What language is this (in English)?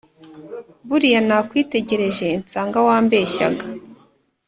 Kinyarwanda